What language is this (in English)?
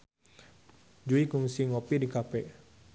Sundanese